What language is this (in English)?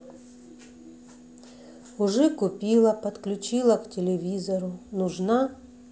Russian